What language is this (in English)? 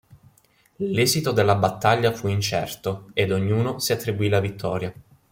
Italian